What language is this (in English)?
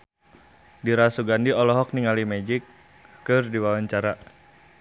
Sundanese